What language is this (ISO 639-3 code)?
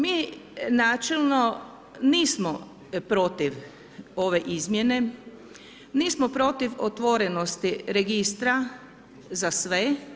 hrv